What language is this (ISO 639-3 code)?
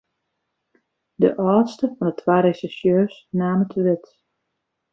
fry